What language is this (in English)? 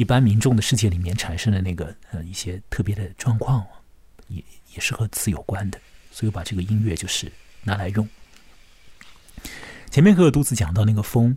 Chinese